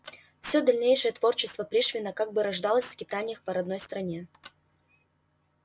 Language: Russian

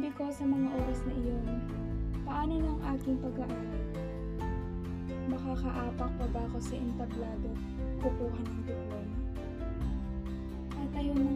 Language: Filipino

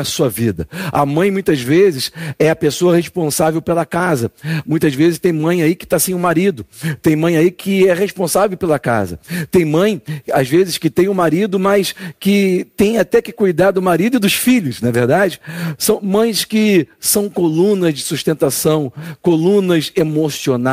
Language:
Portuguese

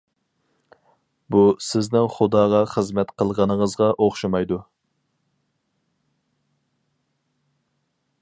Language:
Uyghur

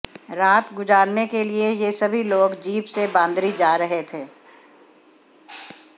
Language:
Hindi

